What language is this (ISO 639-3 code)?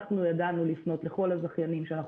heb